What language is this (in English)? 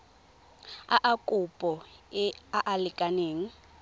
Tswana